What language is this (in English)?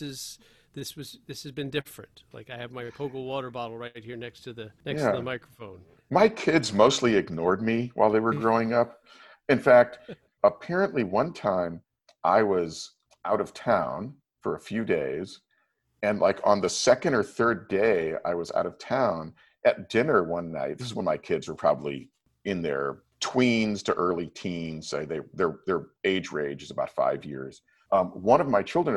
English